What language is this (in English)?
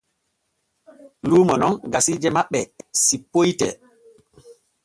Borgu Fulfulde